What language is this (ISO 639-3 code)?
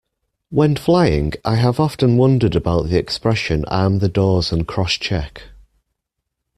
eng